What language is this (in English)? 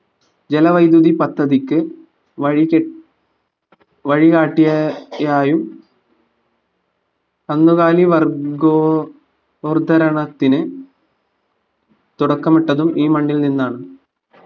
Malayalam